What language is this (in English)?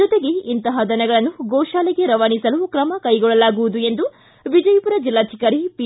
Kannada